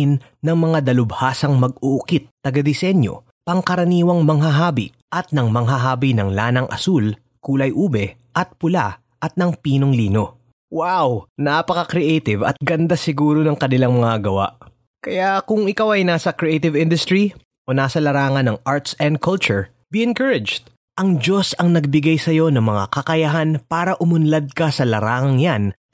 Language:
Filipino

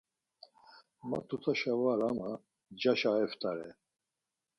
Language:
Laz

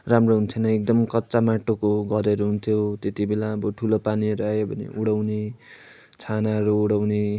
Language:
Nepali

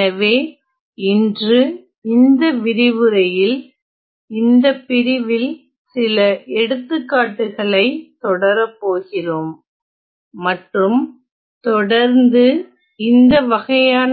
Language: Tamil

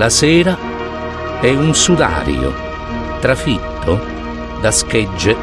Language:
Italian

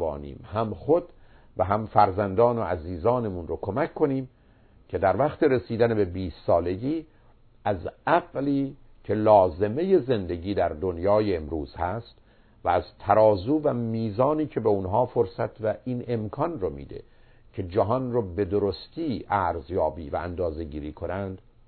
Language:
Persian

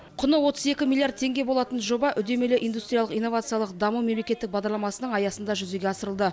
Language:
Kazakh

